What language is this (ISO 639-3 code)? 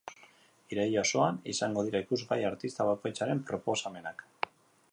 eus